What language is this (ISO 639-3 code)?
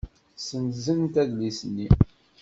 kab